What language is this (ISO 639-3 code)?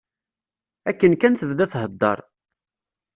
kab